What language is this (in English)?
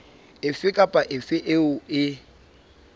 Southern Sotho